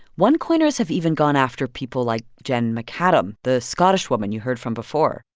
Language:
English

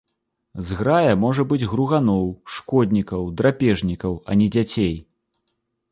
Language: Belarusian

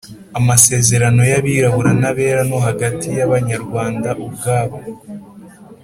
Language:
Kinyarwanda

